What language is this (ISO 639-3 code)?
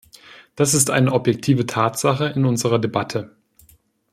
deu